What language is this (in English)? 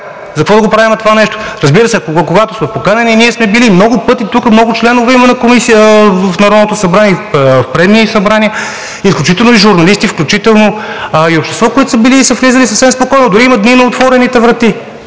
Bulgarian